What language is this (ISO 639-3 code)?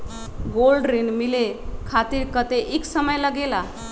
mag